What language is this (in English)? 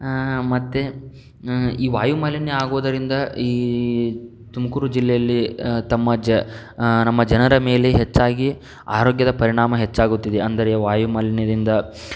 Kannada